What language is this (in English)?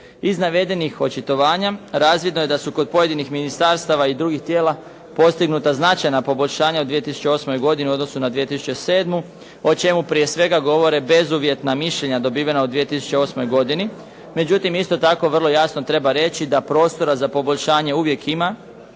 Croatian